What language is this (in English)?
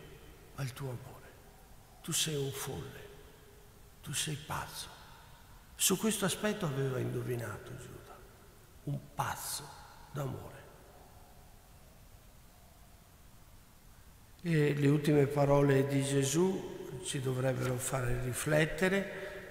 Italian